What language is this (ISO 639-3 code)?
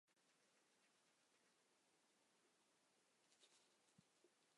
zho